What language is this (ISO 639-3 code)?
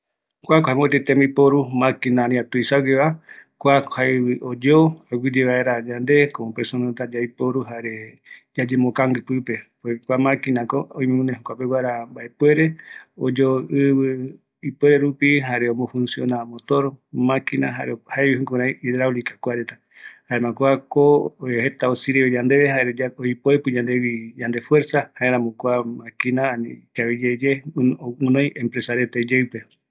gui